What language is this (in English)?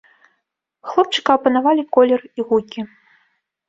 Belarusian